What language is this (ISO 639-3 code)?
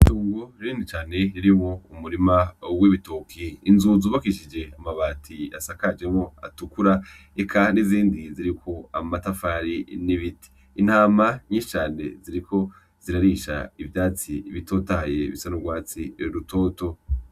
run